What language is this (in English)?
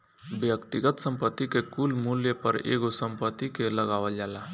Bhojpuri